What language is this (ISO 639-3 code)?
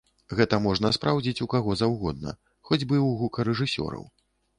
bel